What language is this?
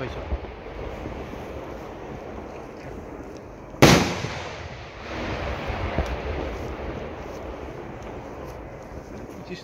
Spanish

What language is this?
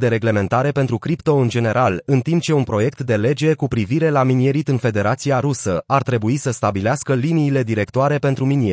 Romanian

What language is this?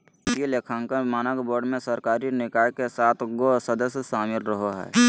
Magahi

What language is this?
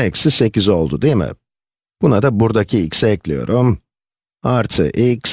Turkish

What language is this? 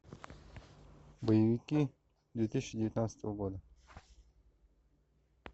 Russian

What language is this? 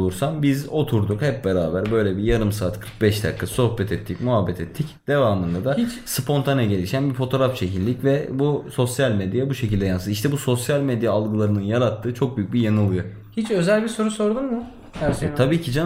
Turkish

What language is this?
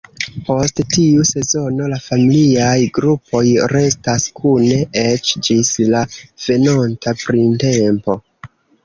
Esperanto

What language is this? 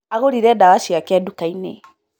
Kikuyu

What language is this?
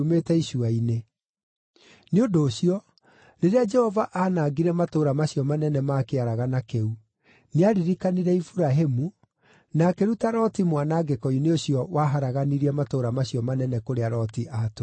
Kikuyu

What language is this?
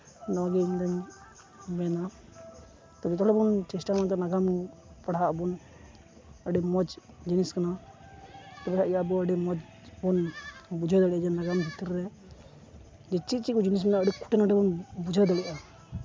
Santali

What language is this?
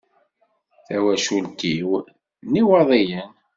Kabyle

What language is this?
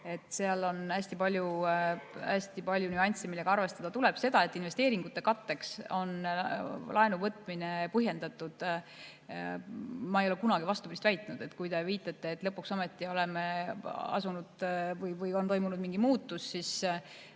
Estonian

